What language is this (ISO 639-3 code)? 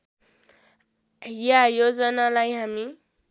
nep